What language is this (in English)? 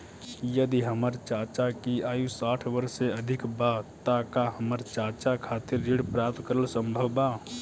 Bhojpuri